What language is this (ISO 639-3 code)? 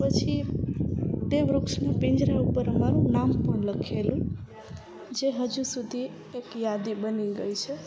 guj